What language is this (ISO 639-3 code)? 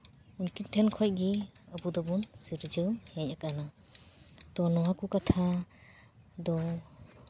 sat